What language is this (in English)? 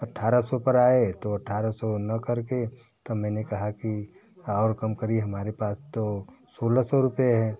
Hindi